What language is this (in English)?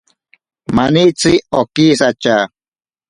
Ashéninka Perené